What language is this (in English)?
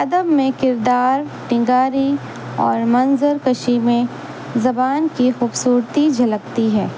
Urdu